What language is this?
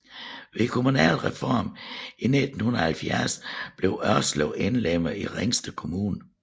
Danish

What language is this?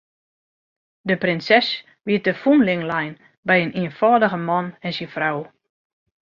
Western Frisian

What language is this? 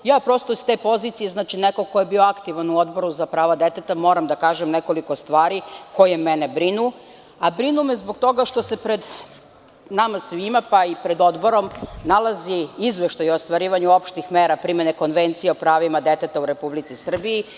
Serbian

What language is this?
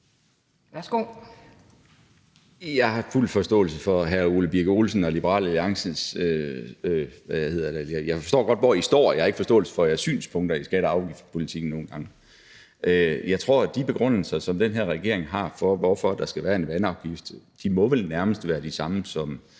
Danish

